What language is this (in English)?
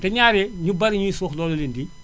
Wolof